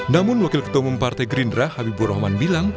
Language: Indonesian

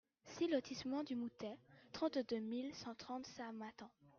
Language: French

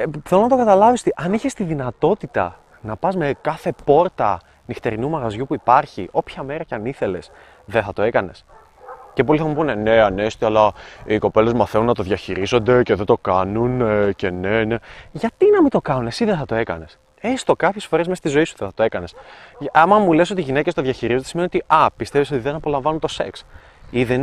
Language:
Greek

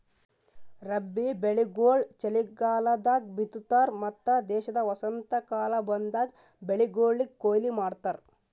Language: Kannada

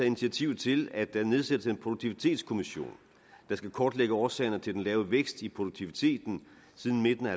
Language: Danish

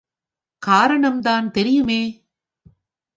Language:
Tamil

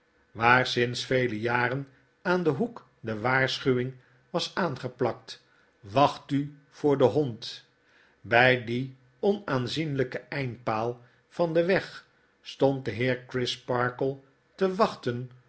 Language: Dutch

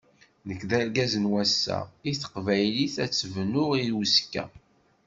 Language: Kabyle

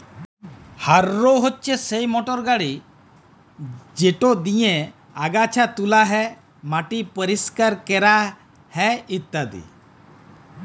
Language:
Bangla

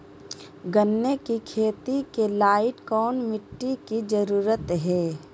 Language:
Magahi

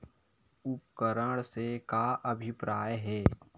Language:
Chhattisgarhi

